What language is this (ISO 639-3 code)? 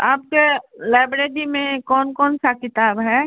hin